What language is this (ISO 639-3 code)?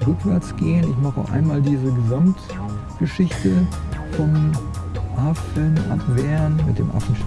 deu